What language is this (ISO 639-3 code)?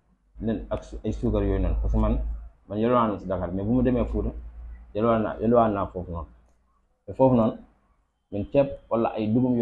ara